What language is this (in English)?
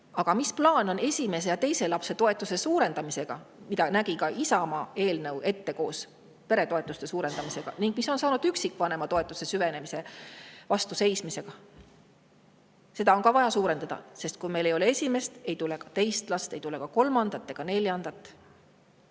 Estonian